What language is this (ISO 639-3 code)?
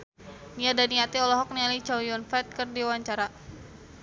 sun